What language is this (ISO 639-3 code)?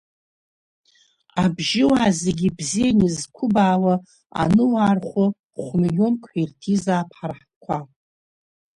abk